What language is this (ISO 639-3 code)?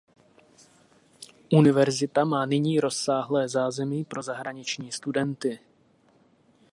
ces